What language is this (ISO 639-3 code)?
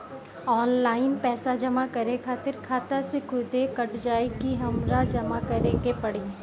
bho